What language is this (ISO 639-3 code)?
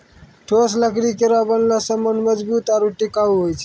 mai